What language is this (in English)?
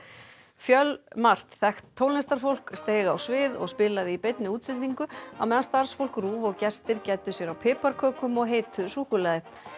Icelandic